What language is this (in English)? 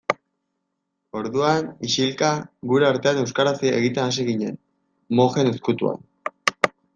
Basque